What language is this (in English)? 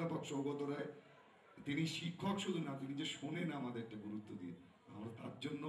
Portuguese